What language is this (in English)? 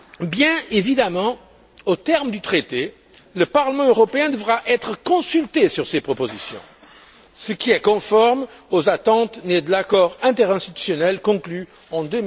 French